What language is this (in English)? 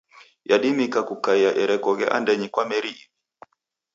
Taita